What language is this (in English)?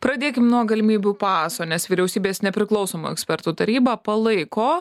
Lithuanian